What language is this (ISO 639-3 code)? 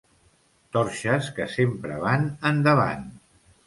cat